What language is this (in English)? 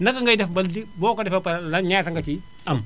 Wolof